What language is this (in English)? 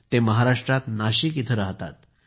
Marathi